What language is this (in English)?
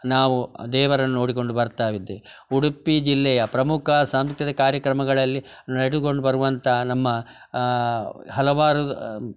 Kannada